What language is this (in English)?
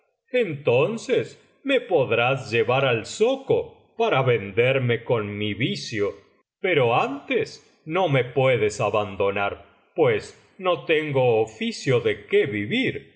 Spanish